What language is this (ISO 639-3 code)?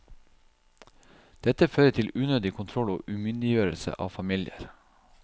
nor